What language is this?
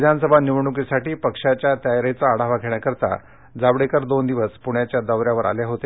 Marathi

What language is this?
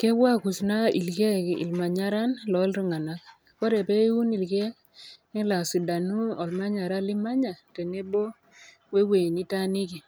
Masai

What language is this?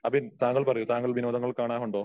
Malayalam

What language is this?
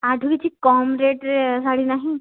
Odia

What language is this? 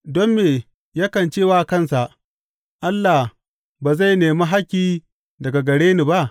Hausa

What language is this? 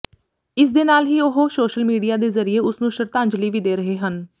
Punjabi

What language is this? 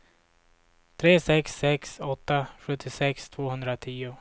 Swedish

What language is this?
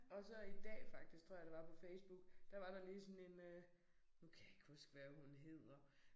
Danish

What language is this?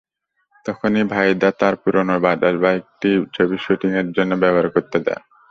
Bangla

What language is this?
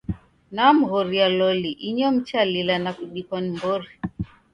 Taita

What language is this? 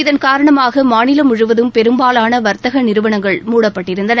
Tamil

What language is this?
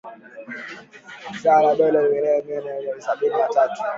Swahili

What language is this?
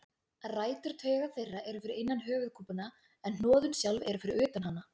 Icelandic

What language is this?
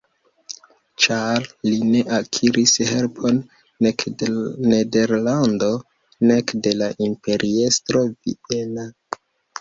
Esperanto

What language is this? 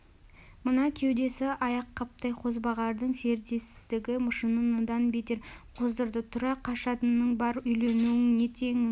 Kazakh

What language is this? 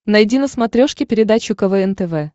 Russian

